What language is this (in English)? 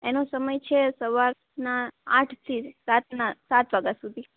Gujarati